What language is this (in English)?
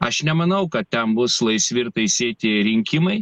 Lithuanian